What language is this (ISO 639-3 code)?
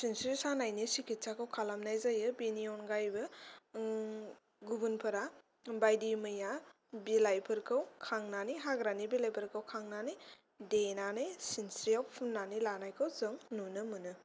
brx